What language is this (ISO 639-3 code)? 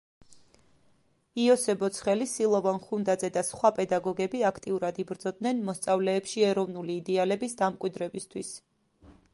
kat